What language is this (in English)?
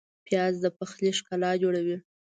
Pashto